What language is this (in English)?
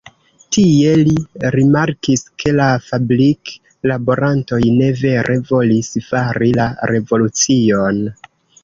Esperanto